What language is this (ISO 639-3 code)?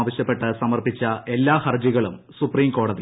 mal